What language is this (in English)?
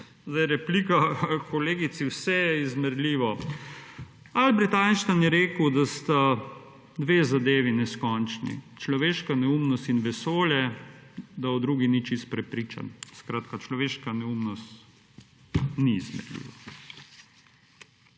Slovenian